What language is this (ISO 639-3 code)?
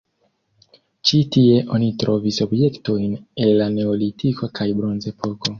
epo